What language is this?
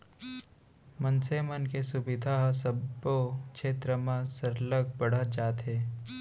Chhattisgarhi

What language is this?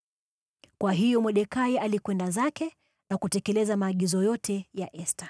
Swahili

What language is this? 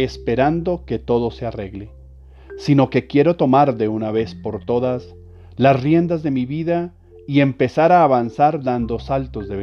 Spanish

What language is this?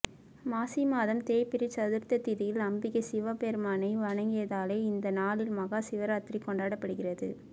Tamil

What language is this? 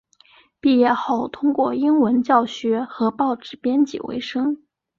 Chinese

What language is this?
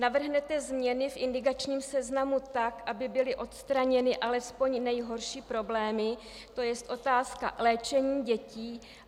Czech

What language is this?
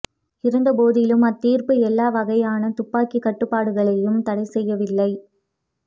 Tamil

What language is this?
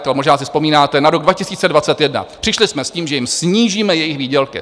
Czech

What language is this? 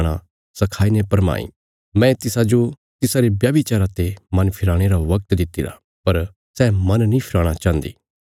Bilaspuri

